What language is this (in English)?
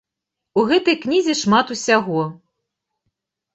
Belarusian